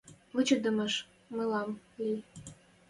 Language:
Western Mari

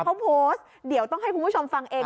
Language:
Thai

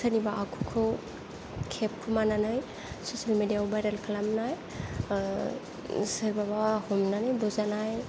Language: Bodo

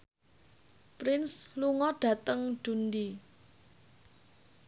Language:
Javanese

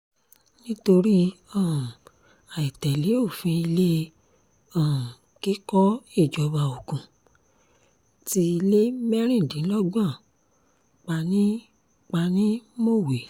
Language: Yoruba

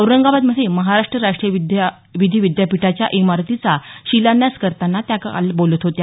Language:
Marathi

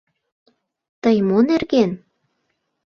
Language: Mari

